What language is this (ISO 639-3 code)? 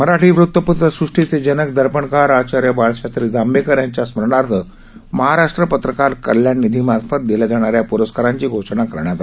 mar